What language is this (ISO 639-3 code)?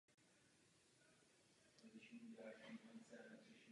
ces